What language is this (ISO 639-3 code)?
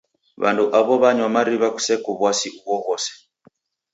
dav